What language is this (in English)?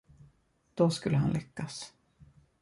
Swedish